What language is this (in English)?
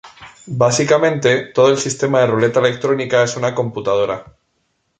Spanish